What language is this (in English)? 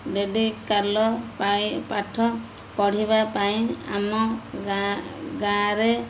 Odia